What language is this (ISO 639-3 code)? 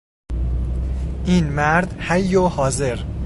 fas